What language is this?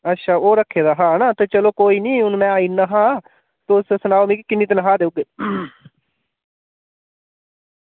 Dogri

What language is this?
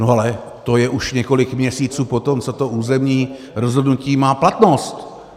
Czech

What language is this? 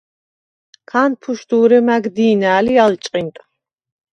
Svan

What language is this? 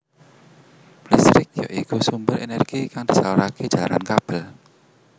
Javanese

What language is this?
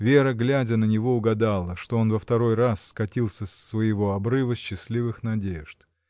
Russian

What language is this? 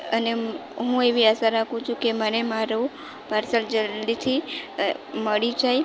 Gujarati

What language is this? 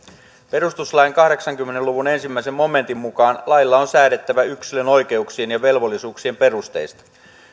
Finnish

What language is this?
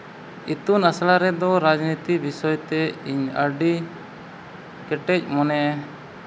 Santali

